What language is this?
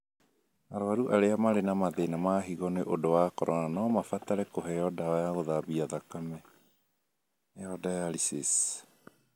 Kikuyu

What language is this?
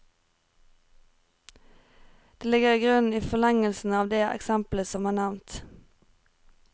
Norwegian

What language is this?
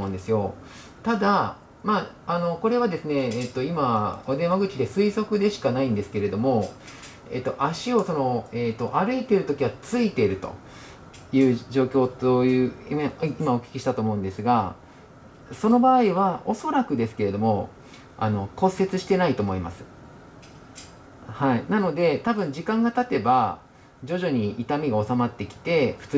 Japanese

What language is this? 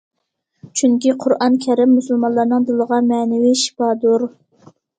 Uyghur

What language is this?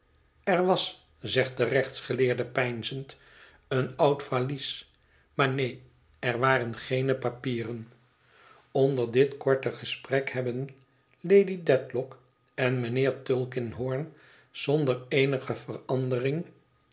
Dutch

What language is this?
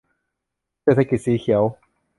Thai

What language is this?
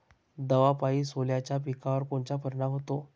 Marathi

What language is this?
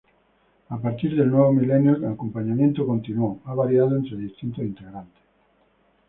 Spanish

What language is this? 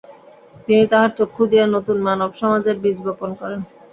Bangla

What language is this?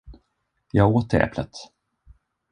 Swedish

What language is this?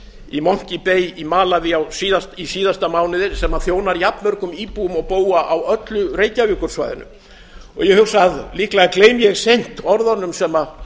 Icelandic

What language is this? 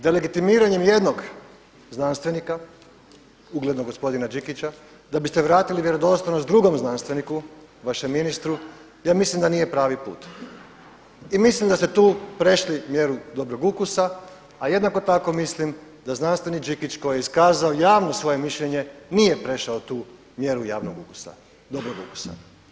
Croatian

